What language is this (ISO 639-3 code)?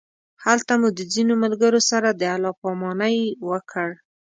pus